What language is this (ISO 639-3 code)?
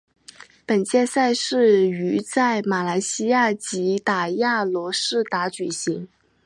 zho